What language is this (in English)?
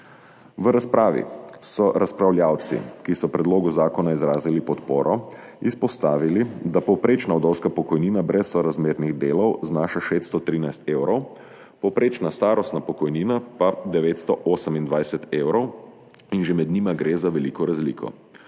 Slovenian